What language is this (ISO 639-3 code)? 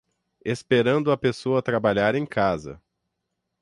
por